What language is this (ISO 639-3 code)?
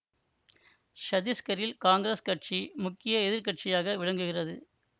tam